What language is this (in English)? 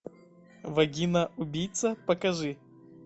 Russian